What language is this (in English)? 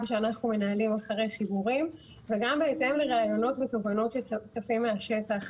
Hebrew